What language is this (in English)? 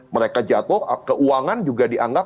Indonesian